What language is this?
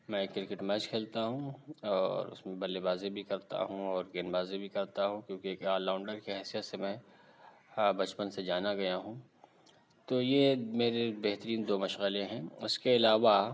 Urdu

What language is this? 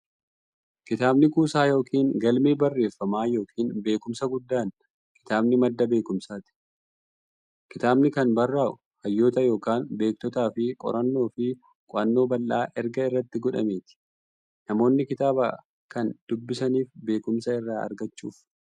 Oromo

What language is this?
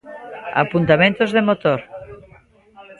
Galician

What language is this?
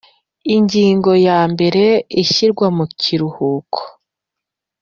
Kinyarwanda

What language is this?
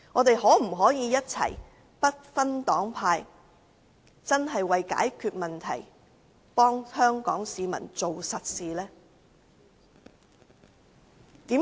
Cantonese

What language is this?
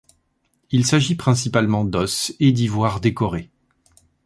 French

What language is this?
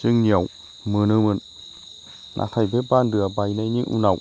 Bodo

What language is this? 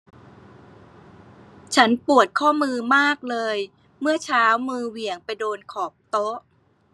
Thai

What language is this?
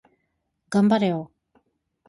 Japanese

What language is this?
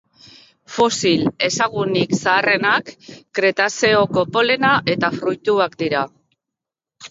Basque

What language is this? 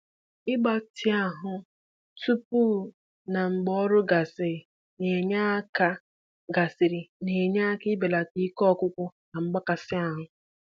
Igbo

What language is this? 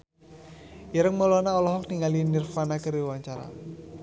Sundanese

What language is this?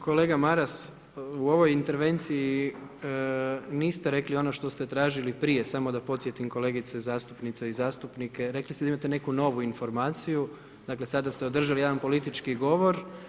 Croatian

